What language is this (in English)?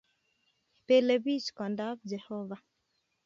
Kalenjin